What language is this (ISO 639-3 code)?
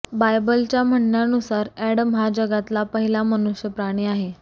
mar